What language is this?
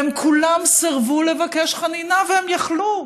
Hebrew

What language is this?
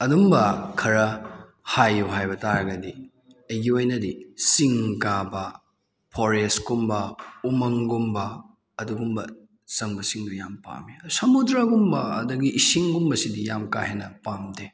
Manipuri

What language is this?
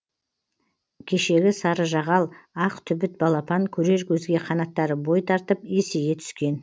Kazakh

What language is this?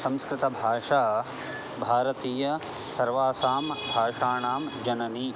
Sanskrit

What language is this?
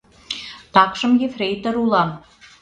Mari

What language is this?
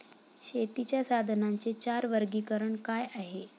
Marathi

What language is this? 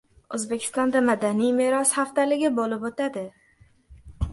Uzbek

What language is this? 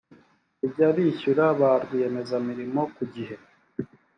Kinyarwanda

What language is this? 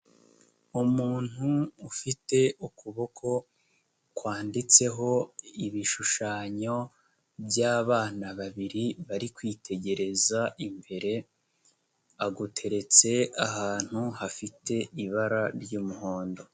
Kinyarwanda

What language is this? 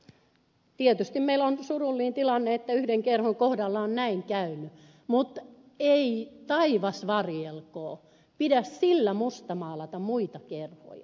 Finnish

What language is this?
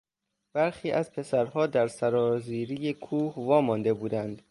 Persian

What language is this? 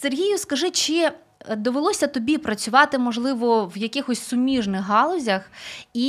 Ukrainian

